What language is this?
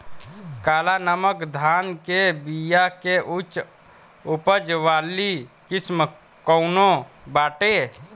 Bhojpuri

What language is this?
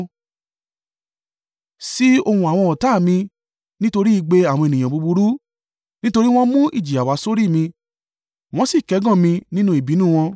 Yoruba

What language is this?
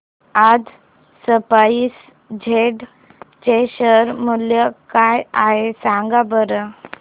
Marathi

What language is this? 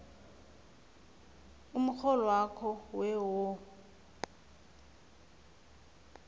South Ndebele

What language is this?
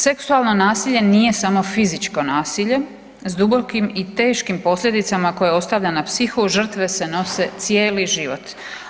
Croatian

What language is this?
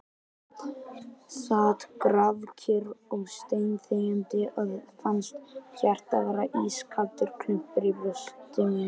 Icelandic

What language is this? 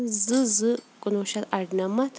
Kashmiri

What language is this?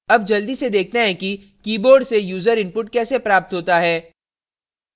Hindi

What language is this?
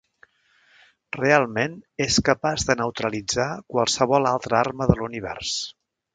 Catalan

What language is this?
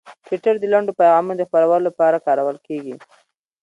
Pashto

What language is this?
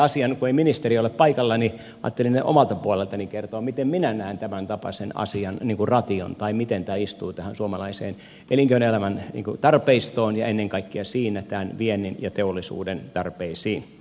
Finnish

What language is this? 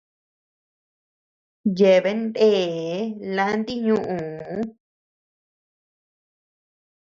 Tepeuxila Cuicatec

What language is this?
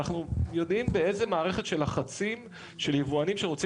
Hebrew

